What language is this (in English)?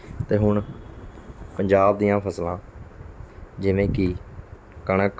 Punjabi